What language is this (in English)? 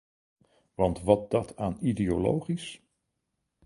Dutch